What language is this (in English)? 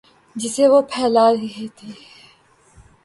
Urdu